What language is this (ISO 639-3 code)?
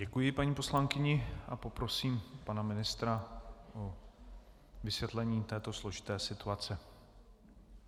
ces